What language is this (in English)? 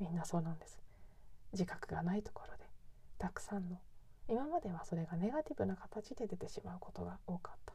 Japanese